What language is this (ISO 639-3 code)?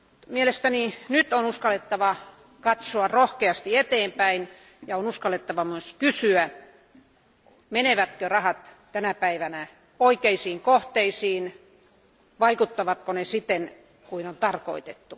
fin